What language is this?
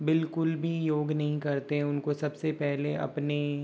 Hindi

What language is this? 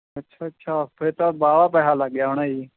Punjabi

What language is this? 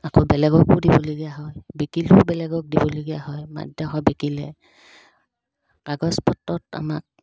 Assamese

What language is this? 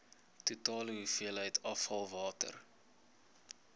Afrikaans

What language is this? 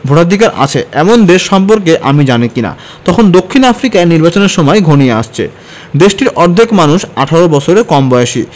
Bangla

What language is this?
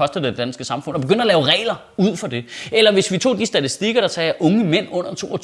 Danish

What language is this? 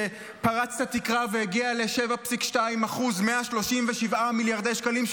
Hebrew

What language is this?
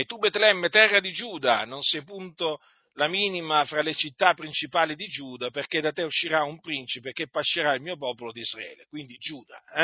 Italian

